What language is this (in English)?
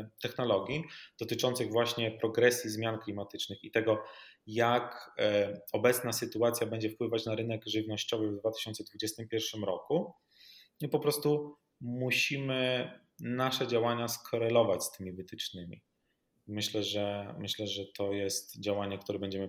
Polish